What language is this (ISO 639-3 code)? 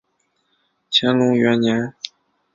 zho